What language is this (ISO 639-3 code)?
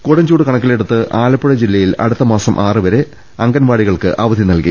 mal